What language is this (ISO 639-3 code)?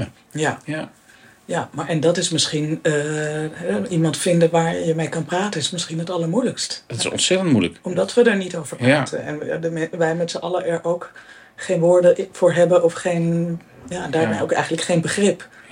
nld